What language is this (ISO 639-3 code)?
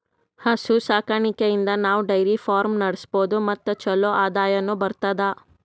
kan